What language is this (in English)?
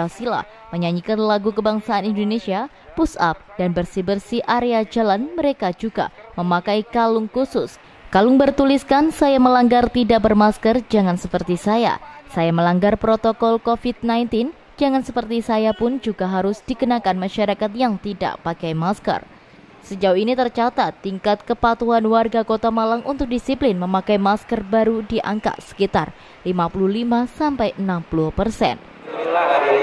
Indonesian